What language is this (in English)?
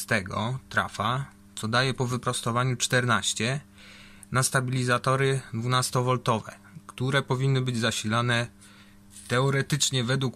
Polish